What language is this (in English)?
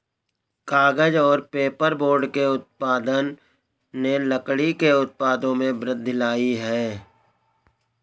Hindi